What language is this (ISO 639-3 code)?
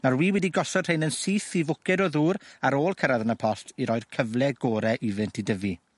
cym